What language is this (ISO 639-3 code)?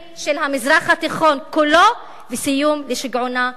heb